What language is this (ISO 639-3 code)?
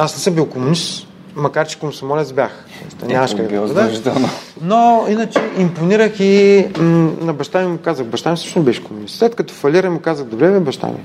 bul